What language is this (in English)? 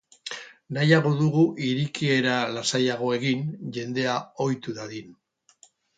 Basque